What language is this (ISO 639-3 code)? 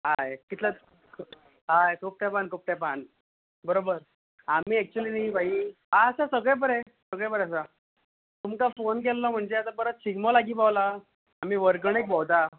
kok